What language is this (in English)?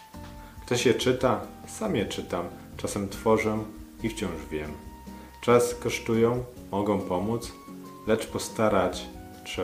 Polish